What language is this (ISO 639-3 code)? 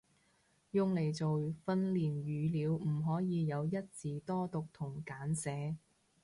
yue